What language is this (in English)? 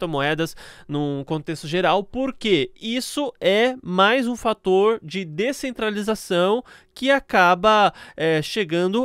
Portuguese